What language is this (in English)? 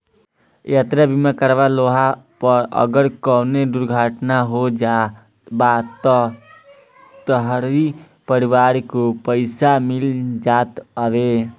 Bhojpuri